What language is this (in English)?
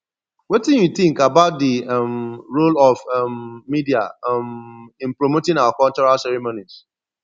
Nigerian Pidgin